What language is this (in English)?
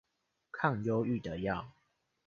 Chinese